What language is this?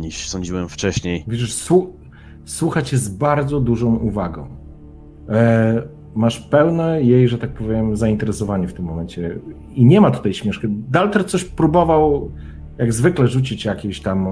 Polish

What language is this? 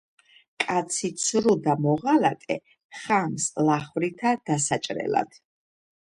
Georgian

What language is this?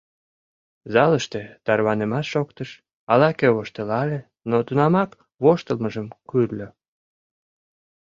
Mari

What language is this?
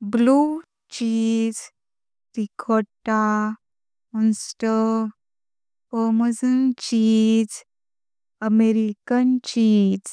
Konkani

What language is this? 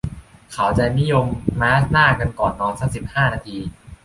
Thai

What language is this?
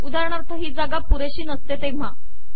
Marathi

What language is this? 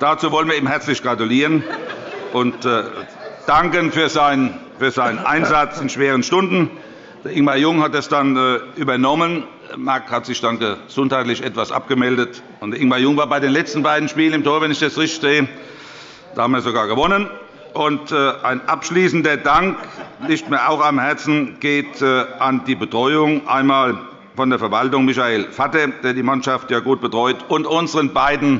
German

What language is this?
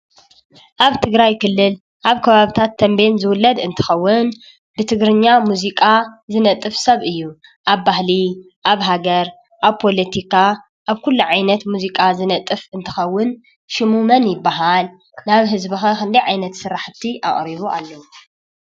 Tigrinya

